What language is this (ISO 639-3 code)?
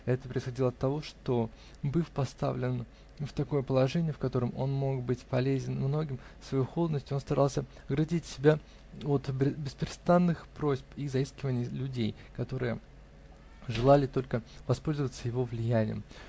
rus